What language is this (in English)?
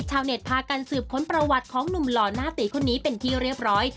Thai